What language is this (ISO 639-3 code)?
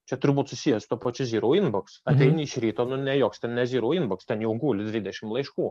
lit